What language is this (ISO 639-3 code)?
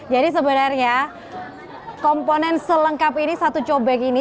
ind